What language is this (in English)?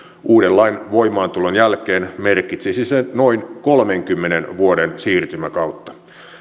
Finnish